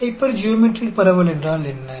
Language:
Tamil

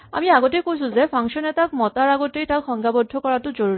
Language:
Assamese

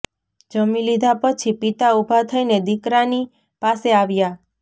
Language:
Gujarati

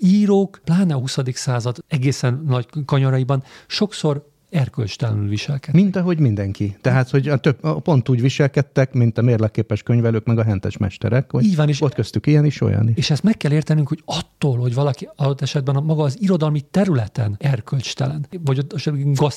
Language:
Hungarian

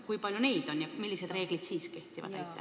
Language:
Estonian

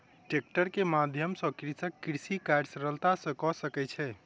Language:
Maithili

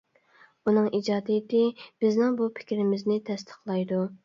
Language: Uyghur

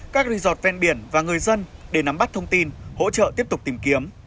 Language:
Vietnamese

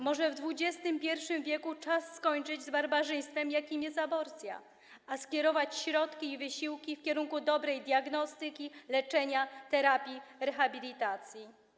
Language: Polish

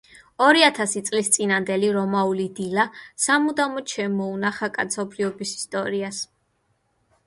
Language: Georgian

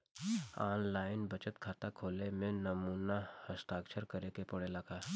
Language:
Bhojpuri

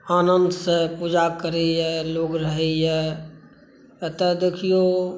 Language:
Maithili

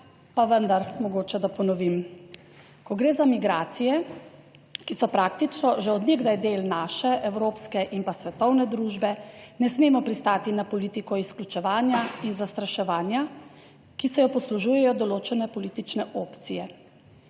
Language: Slovenian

